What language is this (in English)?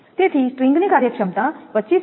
Gujarati